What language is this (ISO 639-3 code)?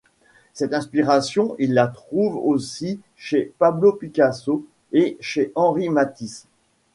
fra